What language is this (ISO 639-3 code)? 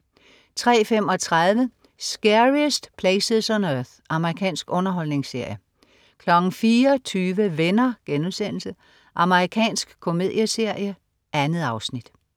dan